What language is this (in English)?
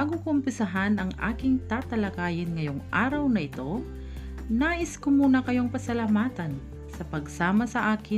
Filipino